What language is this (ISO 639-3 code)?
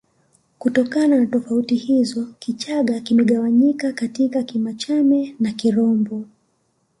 swa